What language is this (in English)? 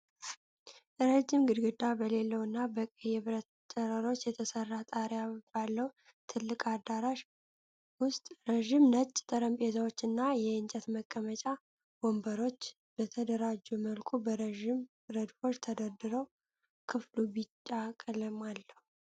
Amharic